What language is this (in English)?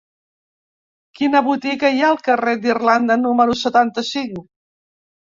Catalan